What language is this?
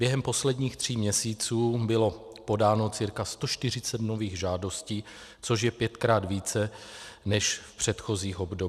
Czech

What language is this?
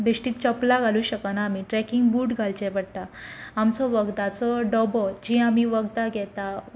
Konkani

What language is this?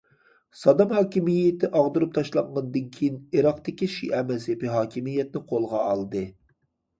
Uyghur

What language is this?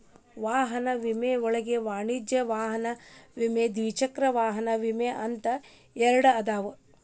Kannada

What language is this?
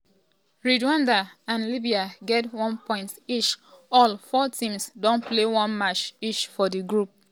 Nigerian Pidgin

